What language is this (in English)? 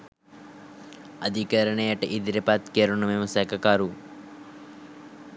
Sinhala